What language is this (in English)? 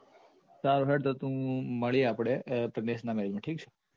Gujarati